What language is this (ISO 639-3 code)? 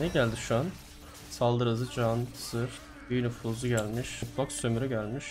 tur